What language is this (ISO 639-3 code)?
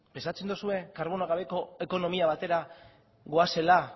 eus